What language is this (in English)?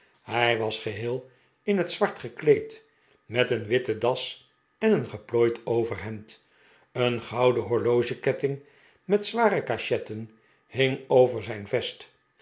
Dutch